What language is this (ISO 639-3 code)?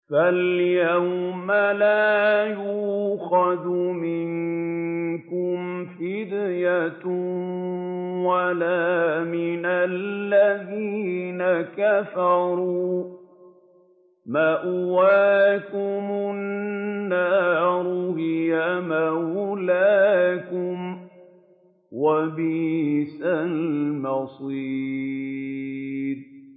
ara